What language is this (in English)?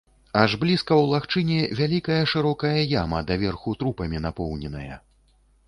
Belarusian